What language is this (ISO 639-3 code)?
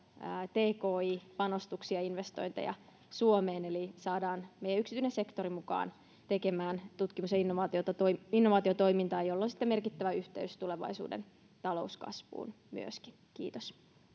fin